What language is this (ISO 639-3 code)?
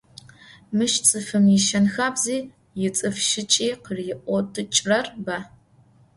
ady